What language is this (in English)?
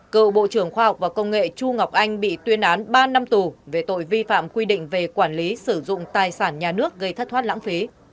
Vietnamese